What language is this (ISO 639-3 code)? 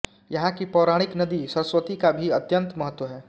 hin